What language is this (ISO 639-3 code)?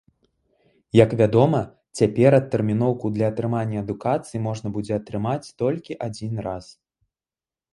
bel